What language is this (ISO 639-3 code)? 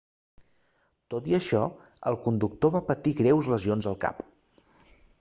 cat